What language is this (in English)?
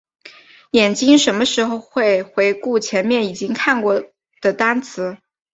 Chinese